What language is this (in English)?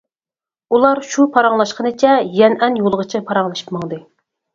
Uyghur